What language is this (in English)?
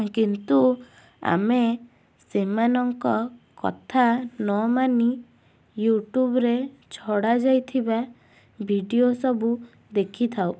Odia